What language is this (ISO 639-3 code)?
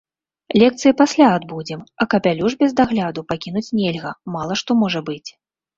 bel